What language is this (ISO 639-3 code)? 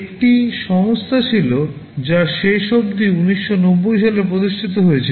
ben